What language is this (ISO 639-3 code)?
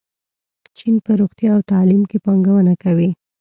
pus